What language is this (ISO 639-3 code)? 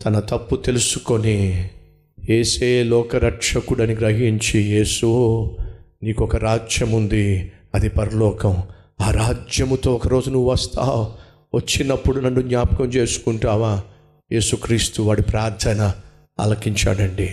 tel